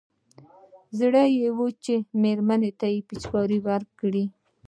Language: Pashto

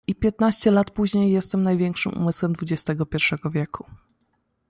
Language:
Polish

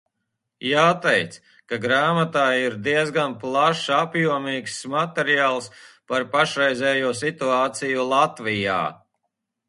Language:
Latvian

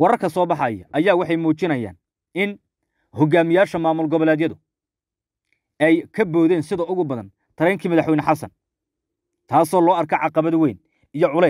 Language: Arabic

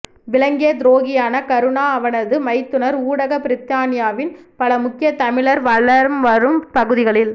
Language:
Tamil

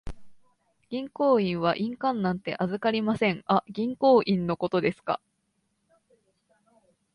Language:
Japanese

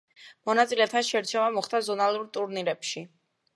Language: Georgian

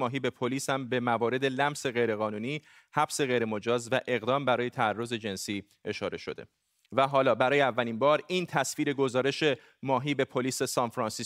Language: Persian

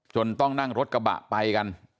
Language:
Thai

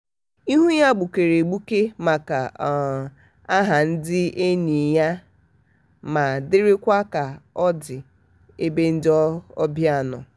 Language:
Igbo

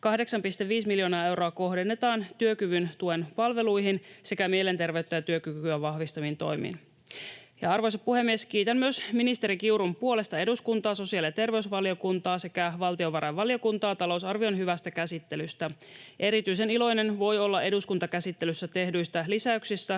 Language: Finnish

